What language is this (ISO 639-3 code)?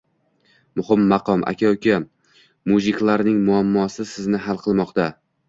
uzb